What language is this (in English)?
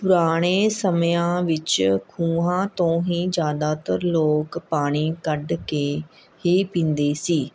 Punjabi